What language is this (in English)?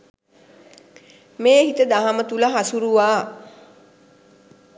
Sinhala